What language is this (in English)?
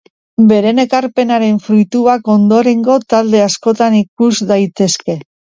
Basque